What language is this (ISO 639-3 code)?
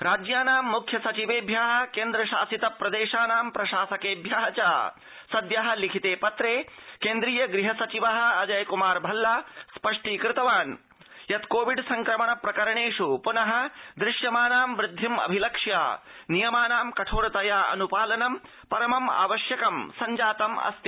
san